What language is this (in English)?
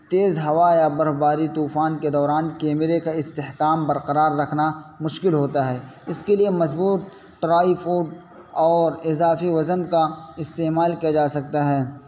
Urdu